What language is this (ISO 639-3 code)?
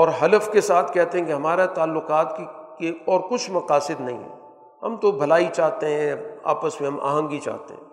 urd